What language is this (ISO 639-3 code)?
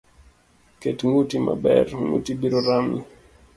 luo